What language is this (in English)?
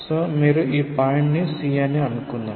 Telugu